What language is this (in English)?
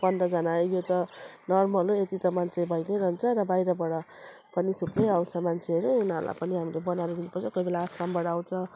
Nepali